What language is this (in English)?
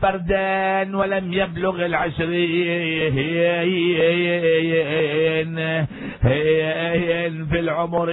Arabic